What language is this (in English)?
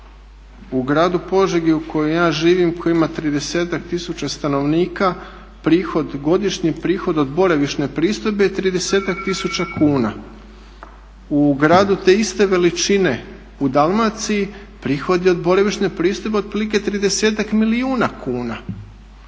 Croatian